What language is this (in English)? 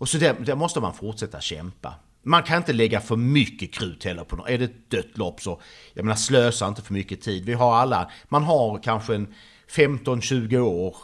Swedish